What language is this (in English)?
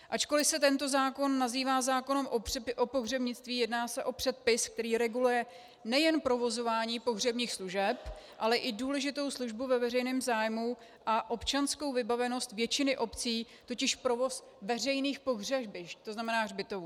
Czech